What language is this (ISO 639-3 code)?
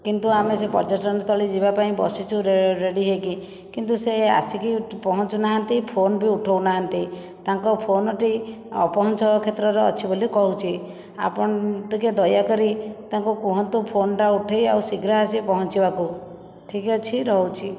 ori